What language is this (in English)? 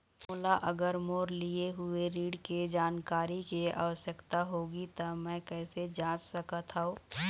Chhattisgarhi